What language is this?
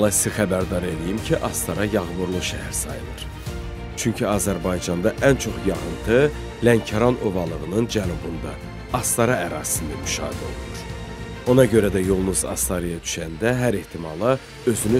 Turkish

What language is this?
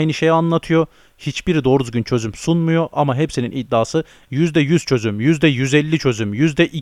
Turkish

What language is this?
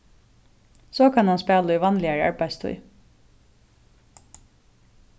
Faroese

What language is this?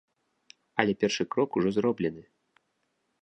Belarusian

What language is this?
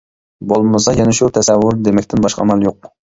Uyghur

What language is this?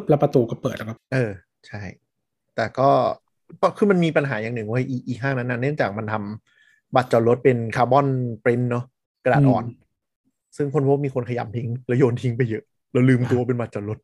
Thai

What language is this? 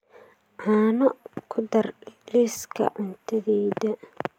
Somali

